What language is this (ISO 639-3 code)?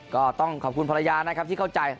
tha